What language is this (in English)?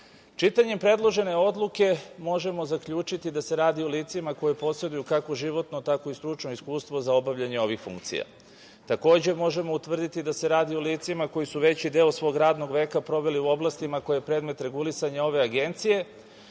Serbian